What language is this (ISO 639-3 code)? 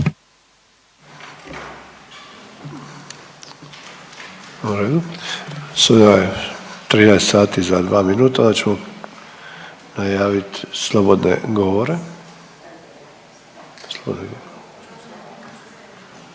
hrv